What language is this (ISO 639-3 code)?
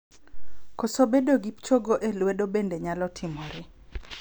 luo